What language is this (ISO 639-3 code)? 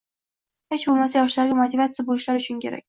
uzb